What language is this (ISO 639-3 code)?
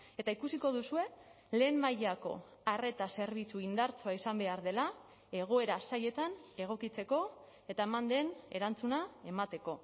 eus